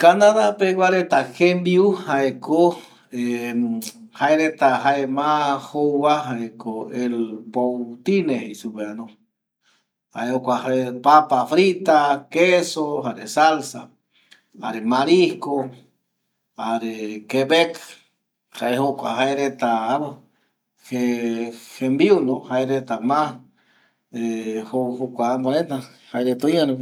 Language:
Eastern Bolivian Guaraní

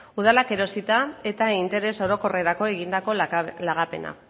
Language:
Basque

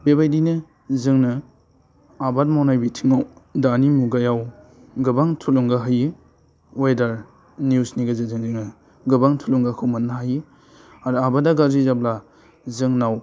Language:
Bodo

